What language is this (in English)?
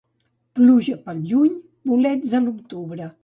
Catalan